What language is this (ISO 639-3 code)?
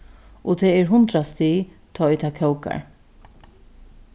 fao